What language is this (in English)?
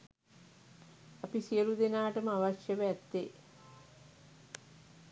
Sinhala